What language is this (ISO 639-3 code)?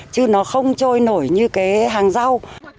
vie